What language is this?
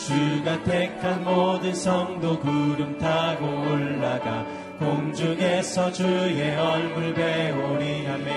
Korean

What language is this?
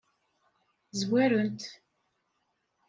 Kabyle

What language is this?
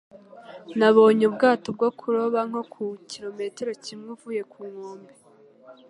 Kinyarwanda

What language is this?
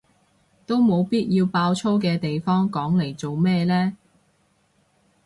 Cantonese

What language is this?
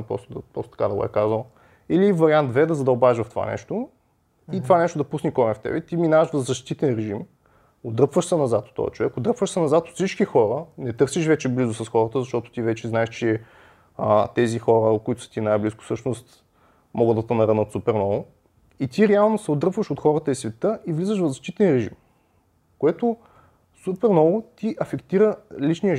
Bulgarian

